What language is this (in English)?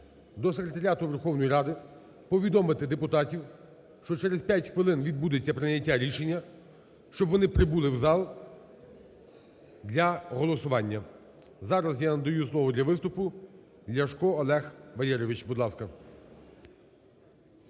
Ukrainian